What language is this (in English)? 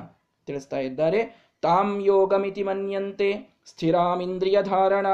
Kannada